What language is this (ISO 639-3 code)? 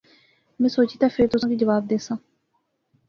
phr